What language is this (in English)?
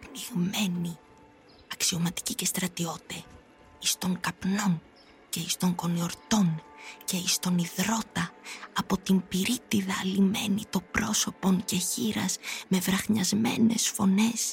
Greek